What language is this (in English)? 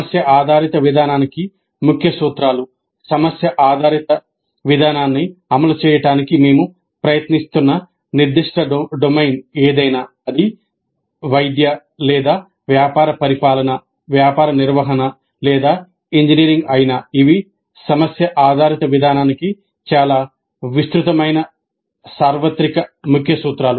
Telugu